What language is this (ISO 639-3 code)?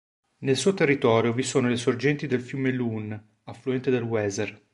ita